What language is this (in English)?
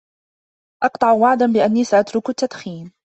Arabic